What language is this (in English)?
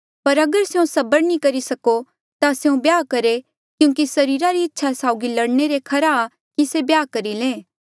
Mandeali